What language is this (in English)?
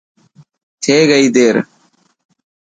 Dhatki